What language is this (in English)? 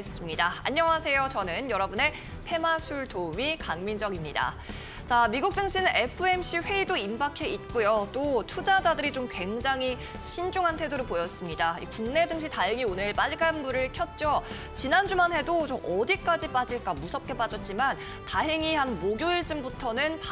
Korean